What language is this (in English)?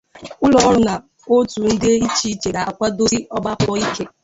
Igbo